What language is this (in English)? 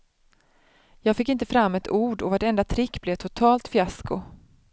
Swedish